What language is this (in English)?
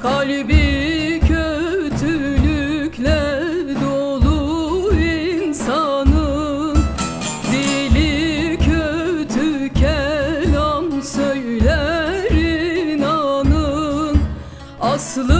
Turkish